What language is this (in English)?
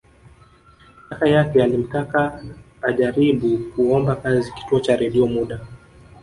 Swahili